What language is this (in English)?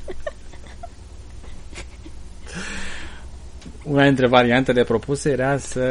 Romanian